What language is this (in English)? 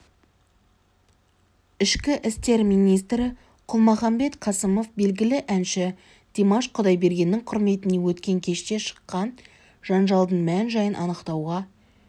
Kazakh